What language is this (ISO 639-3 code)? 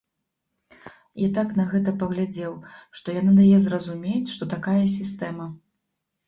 bel